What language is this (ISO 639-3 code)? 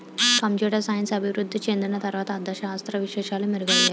tel